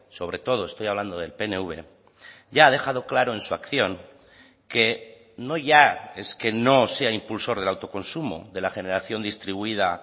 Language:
Spanish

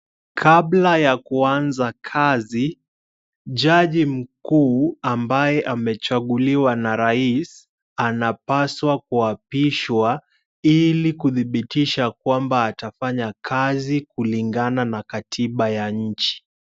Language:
Swahili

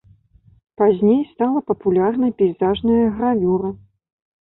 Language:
Belarusian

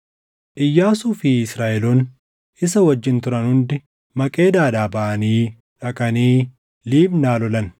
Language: Oromo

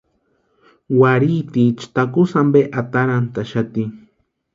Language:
Western Highland Purepecha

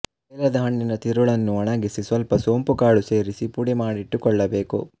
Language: Kannada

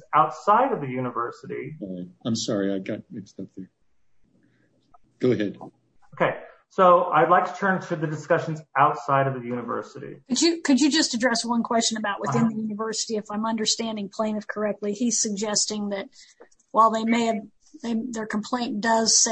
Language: English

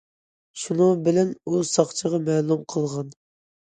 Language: Uyghur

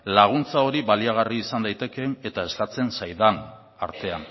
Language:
Basque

